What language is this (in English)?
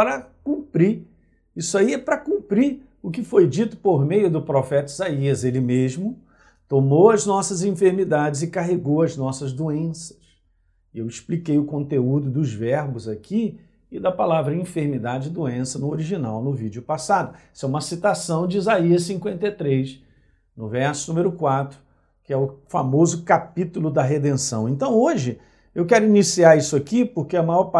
Portuguese